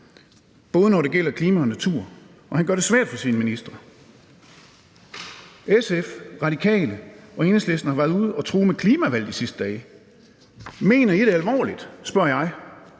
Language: Danish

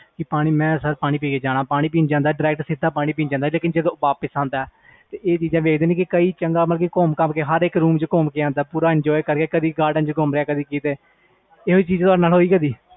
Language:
Punjabi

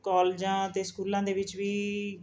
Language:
Punjabi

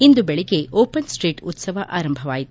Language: Kannada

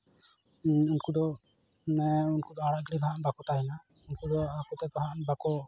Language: Santali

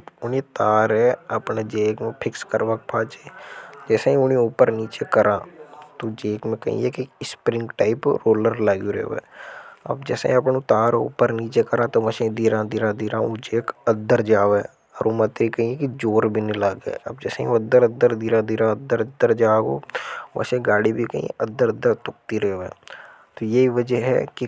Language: Hadothi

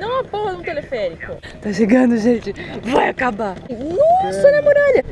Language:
Portuguese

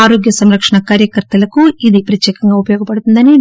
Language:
Telugu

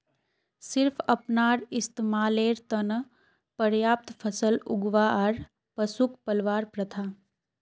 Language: Magahi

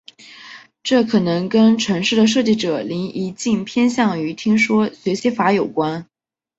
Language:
Chinese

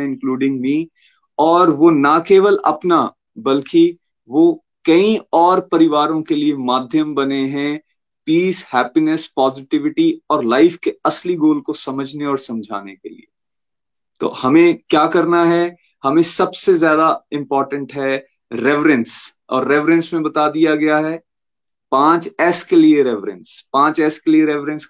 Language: Hindi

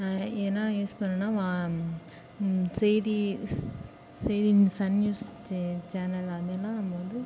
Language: Tamil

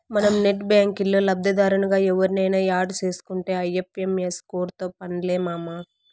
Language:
Telugu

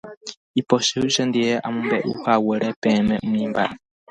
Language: Guarani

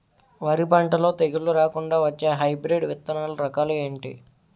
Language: Telugu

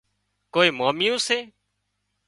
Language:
Wadiyara Koli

